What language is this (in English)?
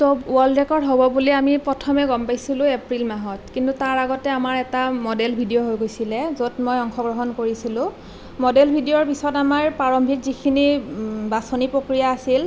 Assamese